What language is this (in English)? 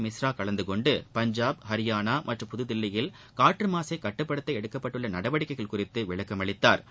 Tamil